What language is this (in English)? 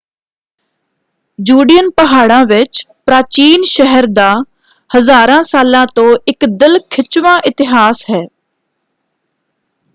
Punjabi